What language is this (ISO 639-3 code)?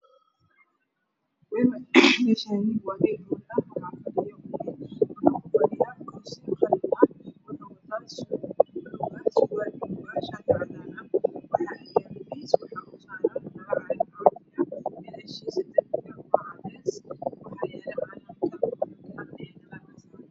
som